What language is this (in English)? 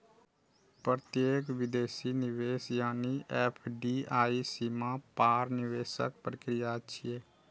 Maithili